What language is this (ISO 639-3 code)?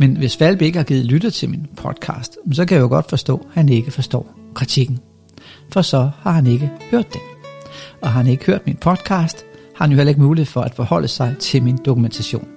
dan